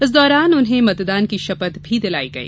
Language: Hindi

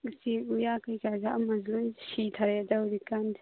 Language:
Manipuri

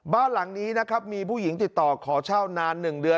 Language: Thai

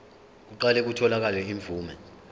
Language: Zulu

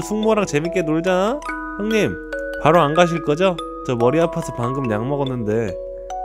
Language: Korean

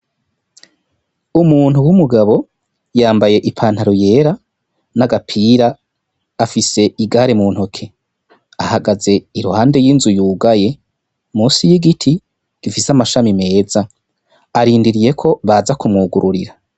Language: Rundi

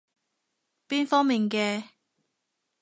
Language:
Cantonese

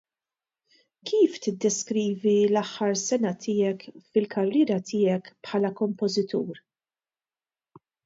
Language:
Maltese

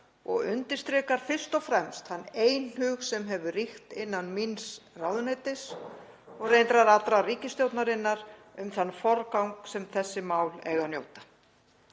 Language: Icelandic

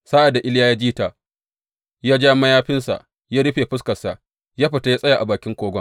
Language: Hausa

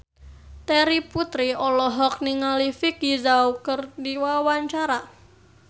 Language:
Sundanese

